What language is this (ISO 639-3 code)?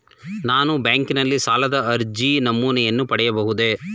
kan